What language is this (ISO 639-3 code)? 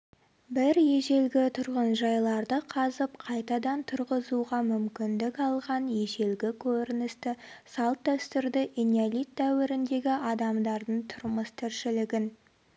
kaz